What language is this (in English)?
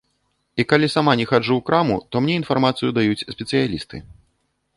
Belarusian